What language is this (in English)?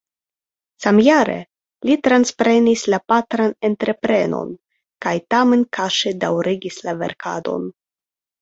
Esperanto